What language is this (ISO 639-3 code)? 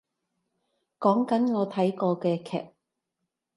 yue